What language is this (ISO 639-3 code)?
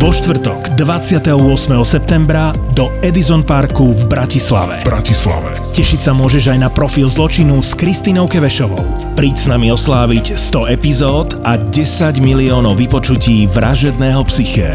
slk